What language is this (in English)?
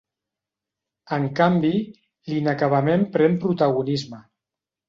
Catalan